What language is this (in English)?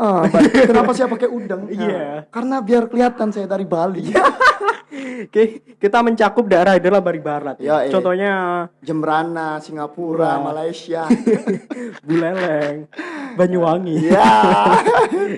Indonesian